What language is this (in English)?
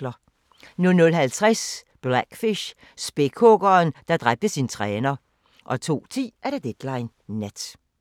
Danish